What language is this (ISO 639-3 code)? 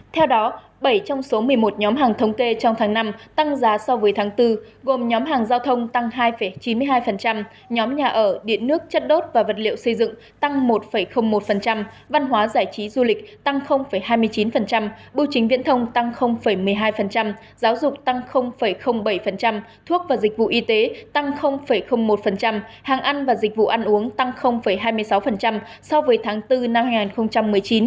vie